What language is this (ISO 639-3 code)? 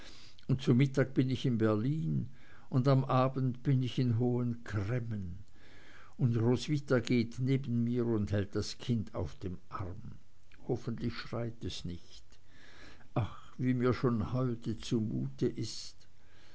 deu